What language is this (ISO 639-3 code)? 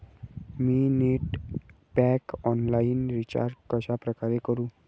mar